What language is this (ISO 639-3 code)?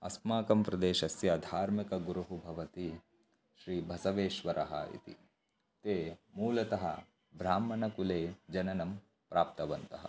san